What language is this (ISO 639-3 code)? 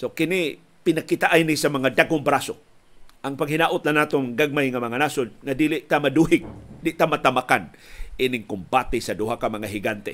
fil